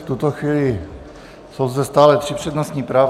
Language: Czech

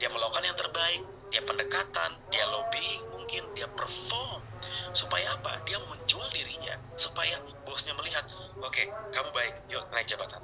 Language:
Indonesian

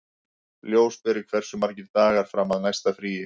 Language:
Icelandic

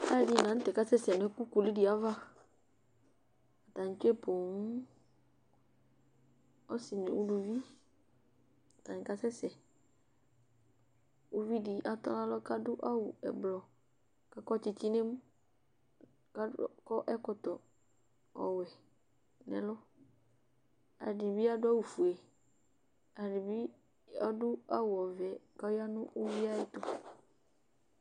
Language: Ikposo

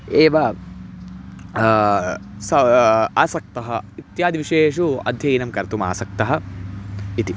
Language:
Sanskrit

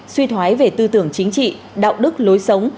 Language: Vietnamese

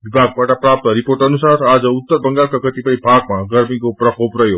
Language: Nepali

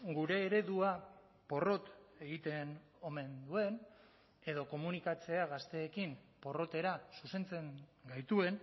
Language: Basque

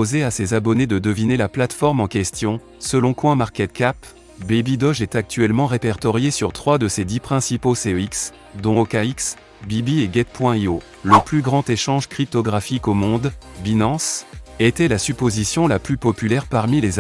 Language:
French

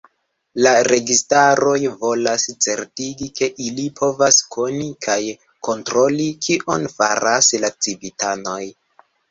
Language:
Esperanto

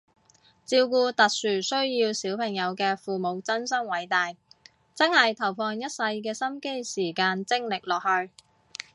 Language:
Cantonese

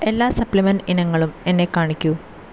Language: Malayalam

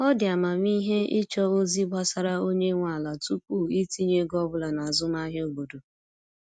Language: Igbo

